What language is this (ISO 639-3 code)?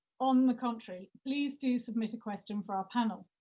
eng